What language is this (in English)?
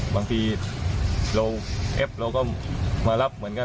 Thai